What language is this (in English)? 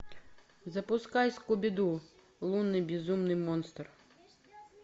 Russian